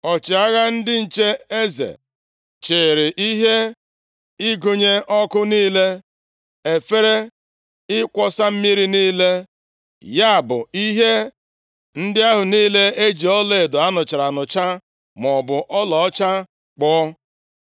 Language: Igbo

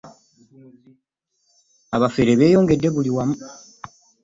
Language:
Ganda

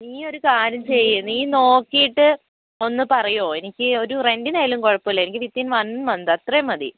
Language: Malayalam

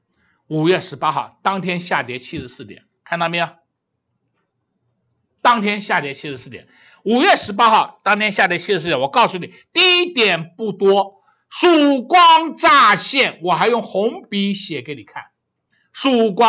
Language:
Chinese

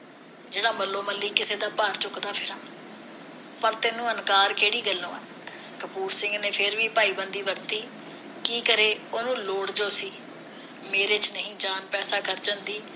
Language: Punjabi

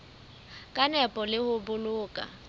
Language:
Southern Sotho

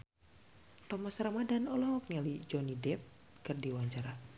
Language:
Sundanese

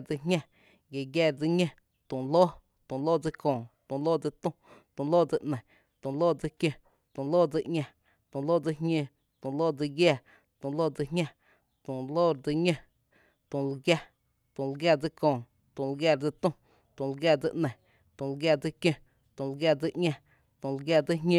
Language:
Tepinapa Chinantec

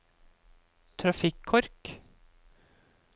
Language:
Norwegian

